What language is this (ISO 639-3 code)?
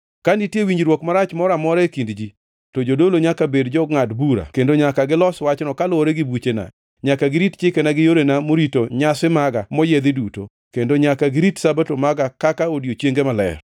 luo